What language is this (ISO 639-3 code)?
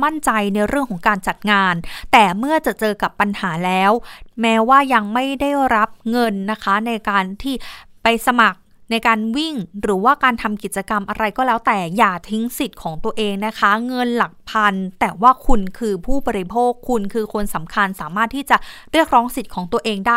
tha